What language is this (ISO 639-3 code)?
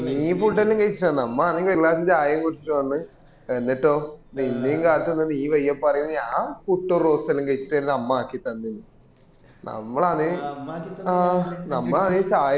mal